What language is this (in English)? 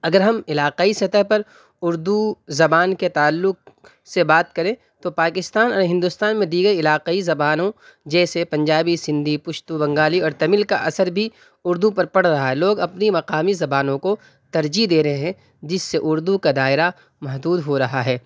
Urdu